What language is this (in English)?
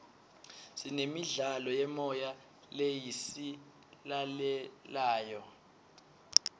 Swati